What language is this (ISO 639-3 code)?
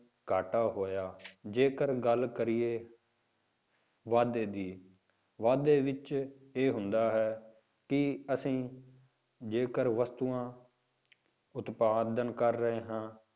pan